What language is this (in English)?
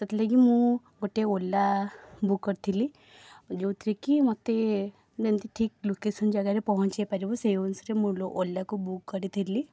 Odia